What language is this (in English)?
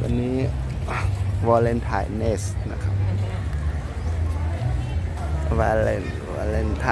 Thai